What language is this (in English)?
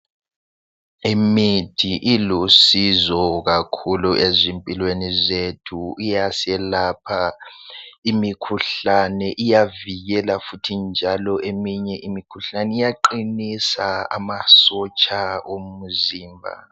North Ndebele